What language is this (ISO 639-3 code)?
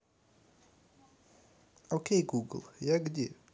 rus